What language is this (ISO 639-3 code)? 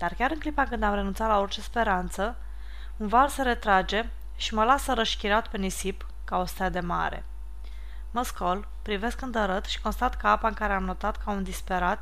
ron